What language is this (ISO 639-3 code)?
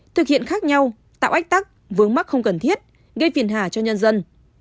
vie